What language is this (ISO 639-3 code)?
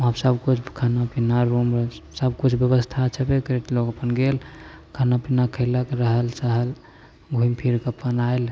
mai